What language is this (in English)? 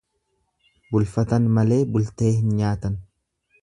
Oromo